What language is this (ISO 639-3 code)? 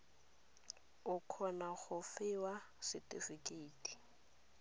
tsn